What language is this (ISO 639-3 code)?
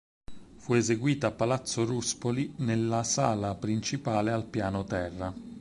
ita